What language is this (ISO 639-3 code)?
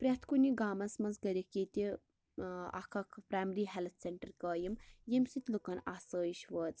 kas